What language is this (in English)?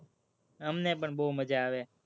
Gujarati